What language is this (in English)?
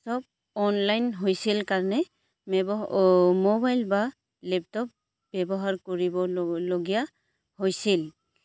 Assamese